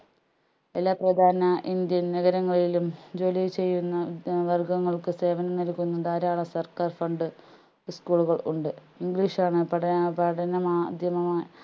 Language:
Malayalam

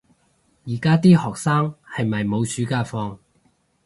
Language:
Cantonese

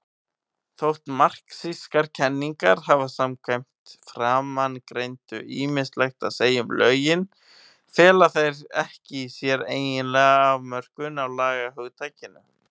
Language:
Icelandic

